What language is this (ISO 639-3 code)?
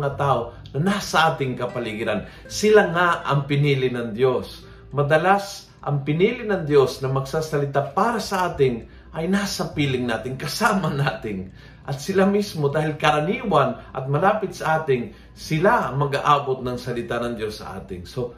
fil